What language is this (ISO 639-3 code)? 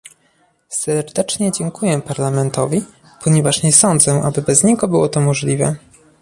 pol